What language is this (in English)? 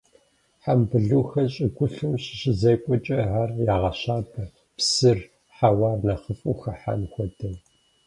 Kabardian